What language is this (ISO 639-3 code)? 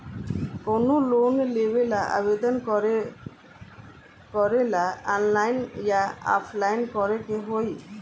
bho